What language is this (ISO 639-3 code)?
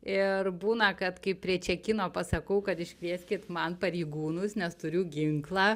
lit